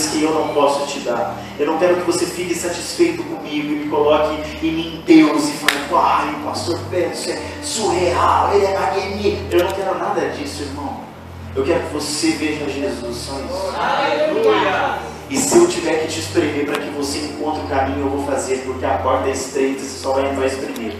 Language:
Portuguese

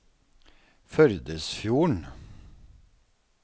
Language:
Norwegian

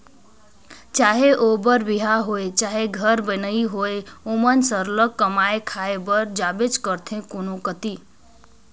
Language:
Chhattisgarhi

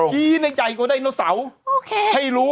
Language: Thai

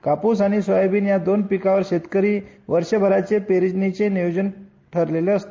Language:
Marathi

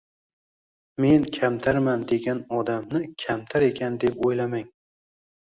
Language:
Uzbek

